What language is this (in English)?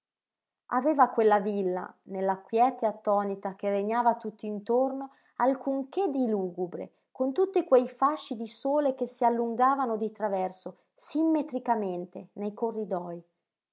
Italian